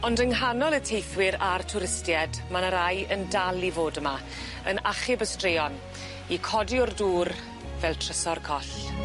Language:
Welsh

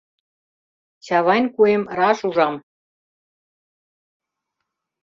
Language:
Mari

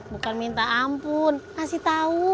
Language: Indonesian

